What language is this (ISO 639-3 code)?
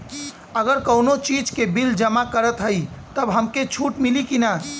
bho